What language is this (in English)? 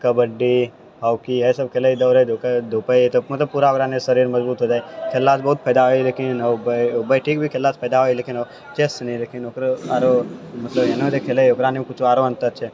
Maithili